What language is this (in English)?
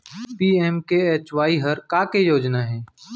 Chhattisgarhi